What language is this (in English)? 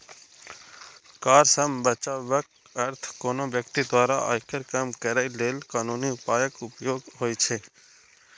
Maithili